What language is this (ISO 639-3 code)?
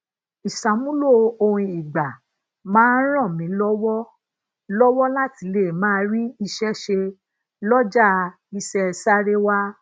yor